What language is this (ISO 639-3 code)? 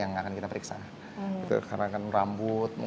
ind